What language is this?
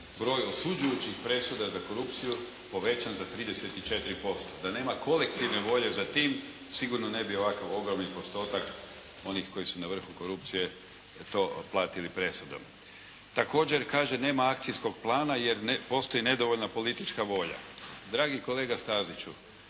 Croatian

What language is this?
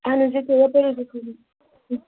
Kashmiri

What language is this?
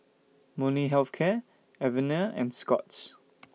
English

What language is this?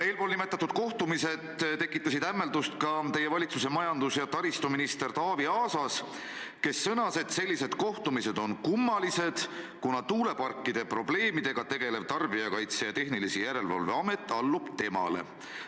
Estonian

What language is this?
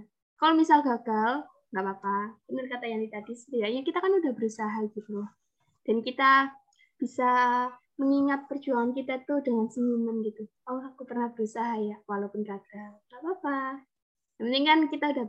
Indonesian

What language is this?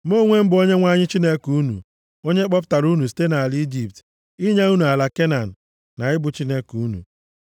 Igbo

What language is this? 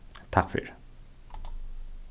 Faroese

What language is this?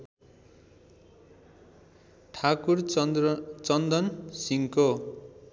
Nepali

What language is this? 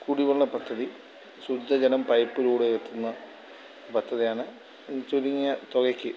Malayalam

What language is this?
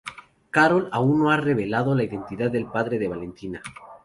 Spanish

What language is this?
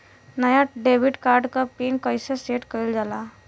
Bhojpuri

